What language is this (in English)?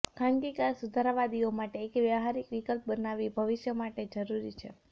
Gujarati